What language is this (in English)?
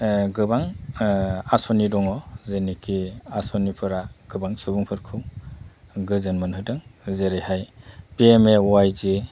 Bodo